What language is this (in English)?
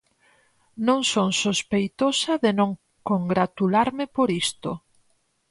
Galician